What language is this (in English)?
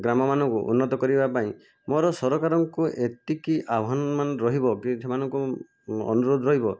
Odia